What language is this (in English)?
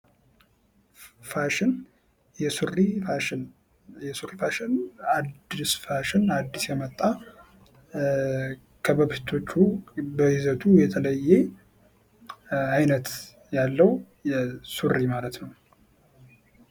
Amharic